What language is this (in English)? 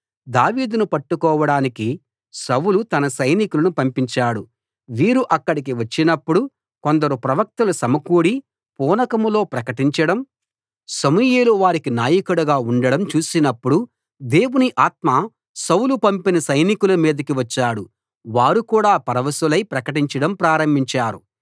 Telugu